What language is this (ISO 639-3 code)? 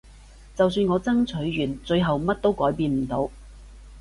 yue